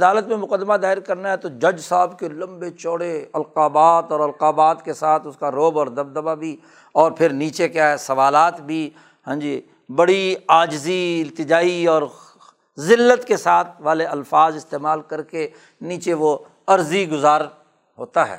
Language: Urdu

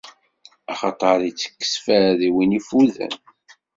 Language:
Kabyle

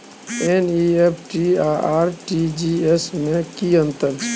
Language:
Maithili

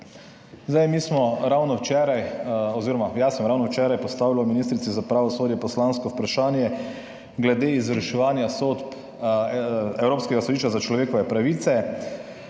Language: Slovenian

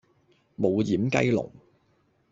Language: Cantonese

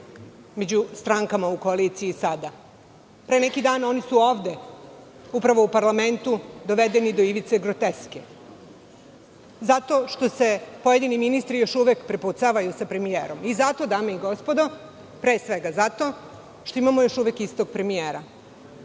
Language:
Serbian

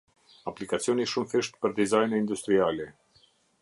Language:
Albanian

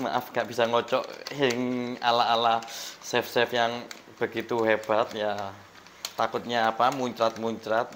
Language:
Indonesian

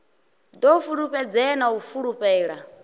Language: Venda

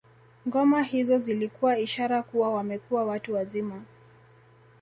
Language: Swahili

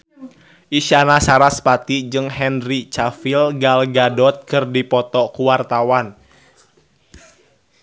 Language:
Sundanese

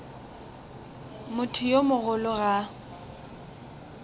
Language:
Northern Sotho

